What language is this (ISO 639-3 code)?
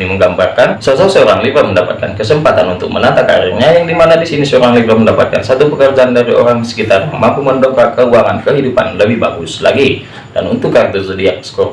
ind